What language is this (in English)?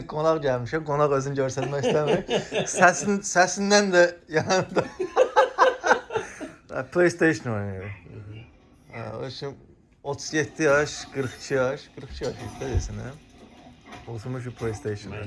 Turkish